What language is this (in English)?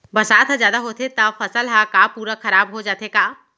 Chhattisgarhi